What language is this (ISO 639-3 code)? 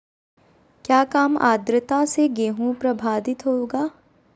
mag